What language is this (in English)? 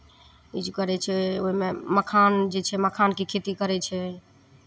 Maithili